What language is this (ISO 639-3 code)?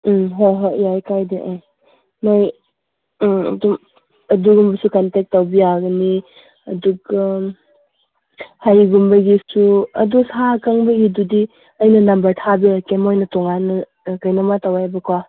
mni